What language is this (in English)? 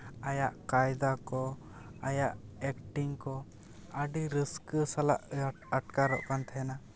Santali